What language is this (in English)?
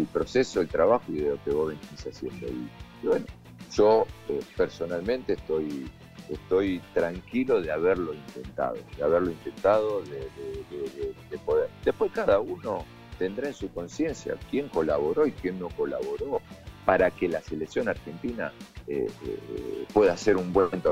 Spanish